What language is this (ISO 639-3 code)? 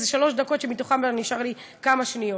heb